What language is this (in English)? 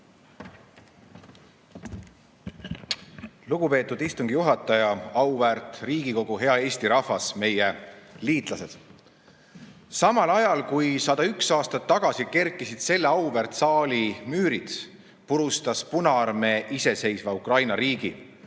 Estonian